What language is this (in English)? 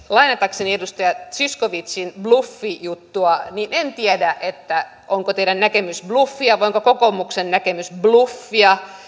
Finnish